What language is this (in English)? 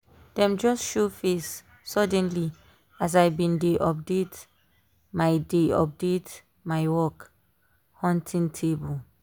Nigerian Pidgin